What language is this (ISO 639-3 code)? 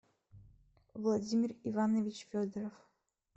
rus